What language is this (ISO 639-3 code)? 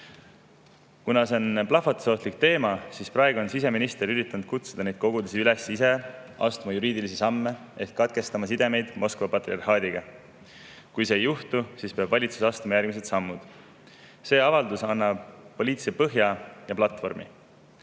est